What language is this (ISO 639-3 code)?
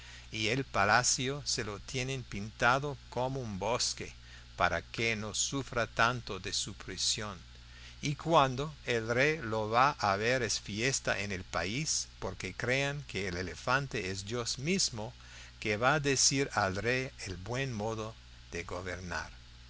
spa